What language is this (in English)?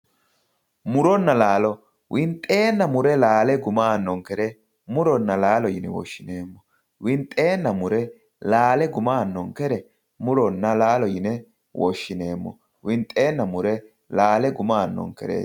Sidamo